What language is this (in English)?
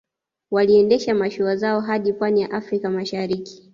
Swahili